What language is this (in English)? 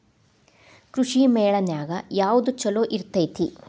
Kannada